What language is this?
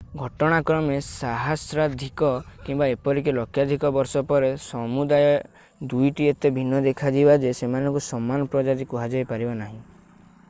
Odia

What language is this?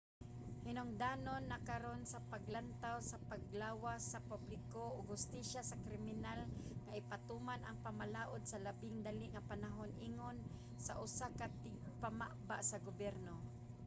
Cebuano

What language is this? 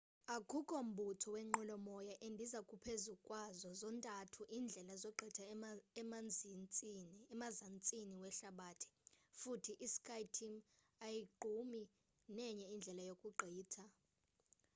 Xhosa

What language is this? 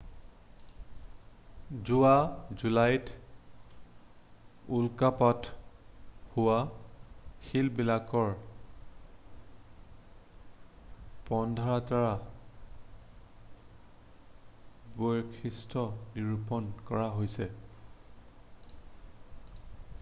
Assamese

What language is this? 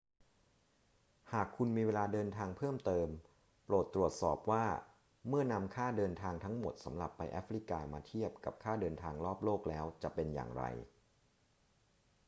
Thai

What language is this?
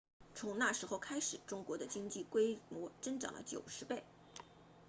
Chinese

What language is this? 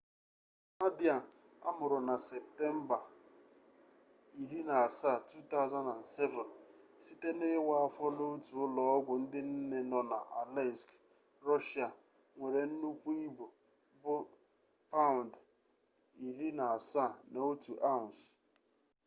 Igbo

